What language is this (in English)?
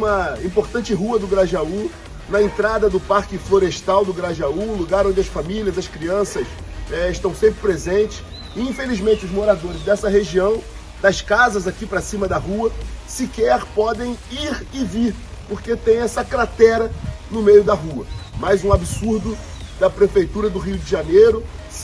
Portuguese